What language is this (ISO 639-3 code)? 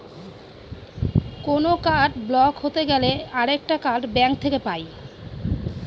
ben